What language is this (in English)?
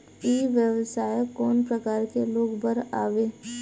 Chhattisgarhi